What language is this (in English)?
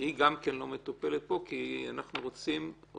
Hebrew